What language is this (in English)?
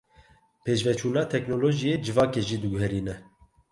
Kurdish